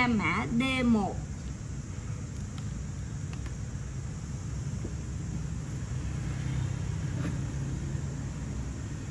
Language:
Vietnamese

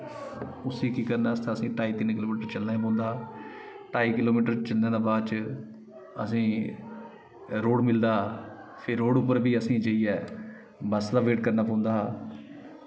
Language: Dogri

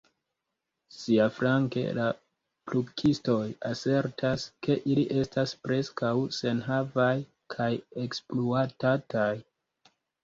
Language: Esperanto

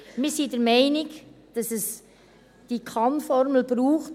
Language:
Swiss German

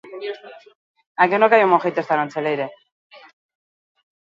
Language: Basque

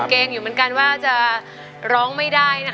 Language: Thai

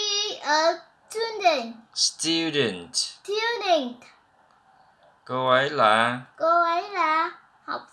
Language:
Vietnamese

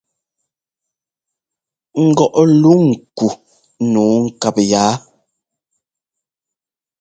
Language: Ngomba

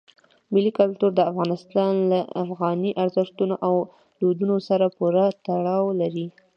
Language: Pashto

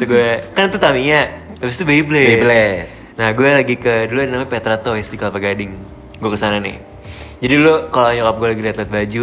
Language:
Indonesian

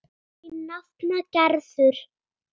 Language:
Icelandic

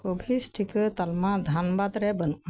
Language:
Santali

